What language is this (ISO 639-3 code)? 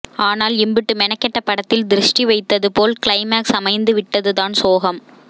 tam